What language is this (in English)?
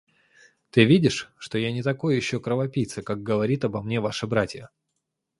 Russian